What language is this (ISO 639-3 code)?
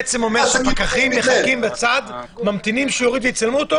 heb